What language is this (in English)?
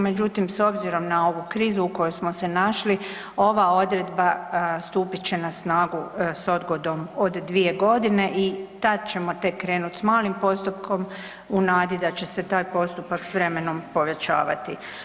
Croatian